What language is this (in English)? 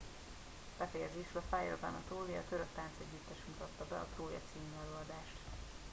Hungarian